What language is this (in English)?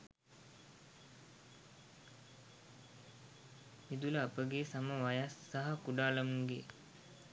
Sinhala